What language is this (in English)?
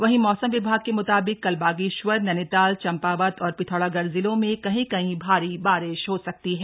Hindi